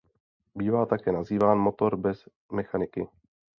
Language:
Czech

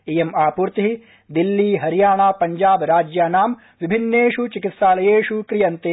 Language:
Sanskrit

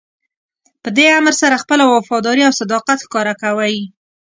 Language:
Pashto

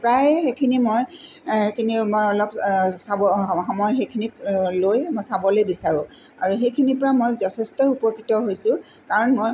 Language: Assamese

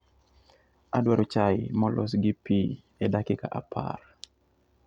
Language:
Luo (Kenya and Tanzania)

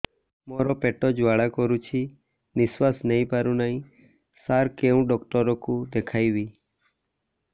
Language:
Odia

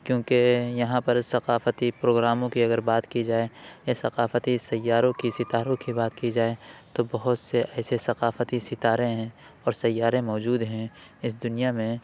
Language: Urdu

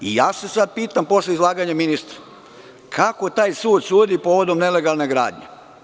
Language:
Serbian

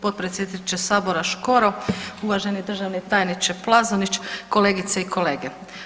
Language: Croatian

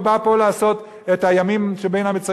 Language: Hebrew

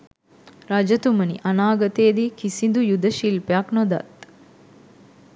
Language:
Sinhala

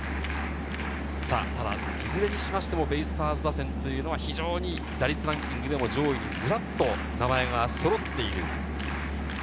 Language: Japanese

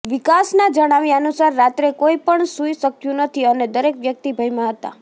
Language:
Gujarati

